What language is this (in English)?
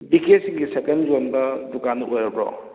Manipuri